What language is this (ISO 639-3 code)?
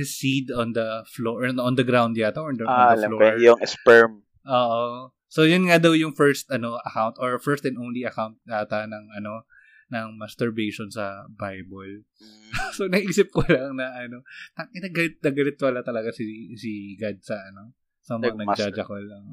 fil